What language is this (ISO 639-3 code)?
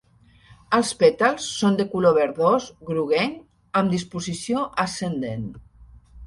cat